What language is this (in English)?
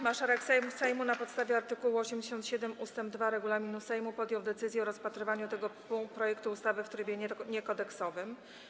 Polish